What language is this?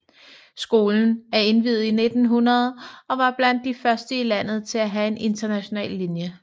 Danish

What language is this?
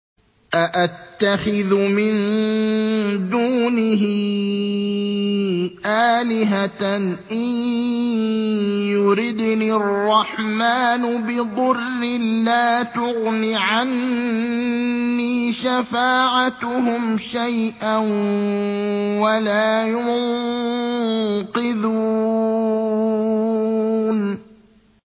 Arabic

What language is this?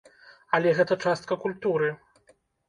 Belarusian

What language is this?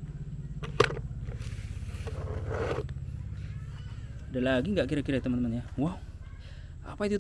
Indonesian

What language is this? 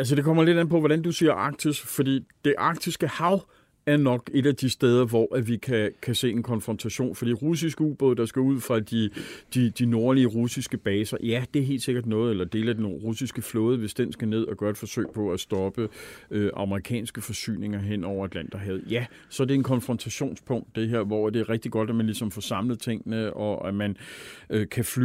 Danish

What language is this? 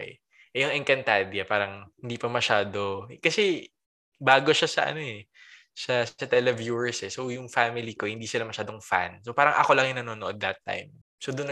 Filipino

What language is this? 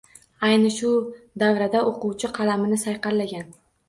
Uzbek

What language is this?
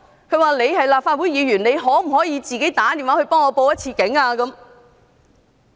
Cantonese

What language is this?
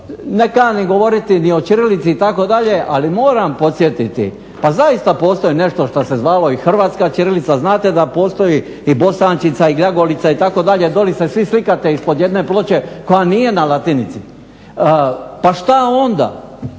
Croatian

